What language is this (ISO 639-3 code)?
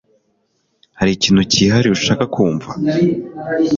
kin